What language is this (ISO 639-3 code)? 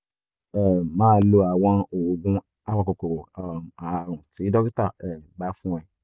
yor